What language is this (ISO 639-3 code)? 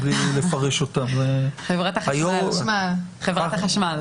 heb